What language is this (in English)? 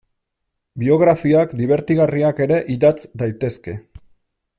Basque